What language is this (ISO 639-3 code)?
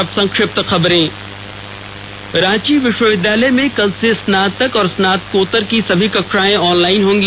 hin